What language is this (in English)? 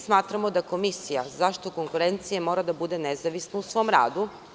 Serbian